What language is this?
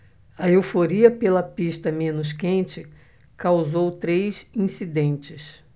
Portuguese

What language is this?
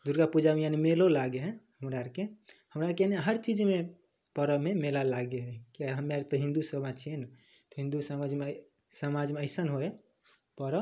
Maithili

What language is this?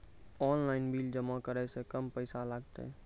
Maithili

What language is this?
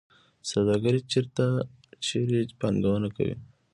Pashto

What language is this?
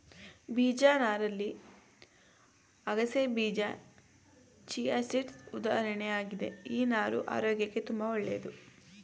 Kannada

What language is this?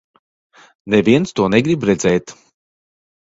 Latvian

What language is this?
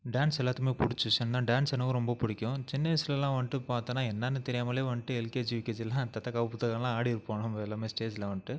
Tamil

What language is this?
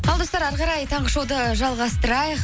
Kazakh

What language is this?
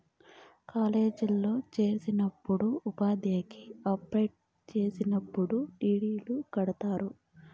Telugu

